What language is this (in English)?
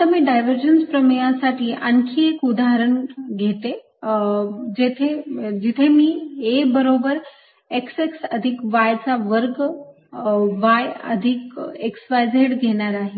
Marathi